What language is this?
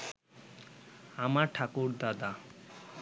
Bangla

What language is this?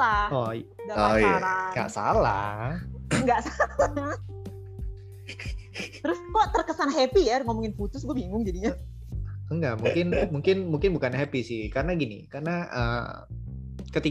Indonesian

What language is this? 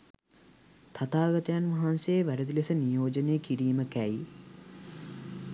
Sinhala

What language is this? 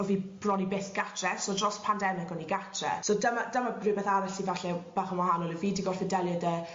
Welsh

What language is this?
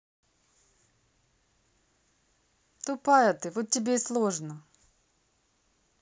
Russian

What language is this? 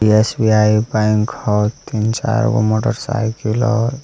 Magahi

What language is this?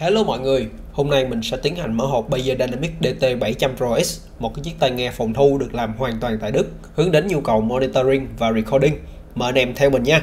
Vietnamese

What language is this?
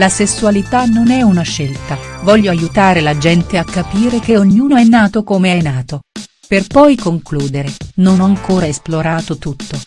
Italian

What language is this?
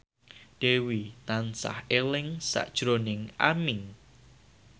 Javanese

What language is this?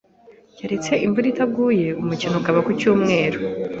Kinyarwanda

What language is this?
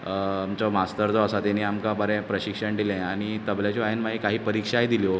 Konkani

